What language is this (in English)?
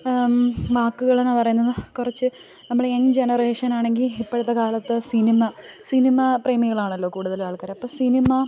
Malayalam